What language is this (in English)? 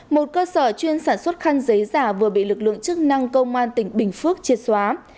Vietnamese